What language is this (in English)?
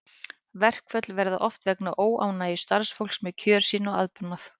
Icelandic